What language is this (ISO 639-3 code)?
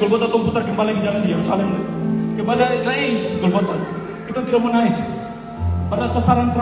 ind